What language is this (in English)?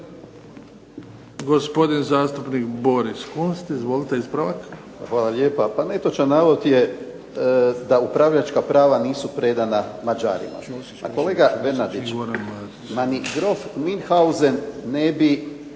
Croatian